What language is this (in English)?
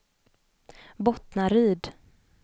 Swedish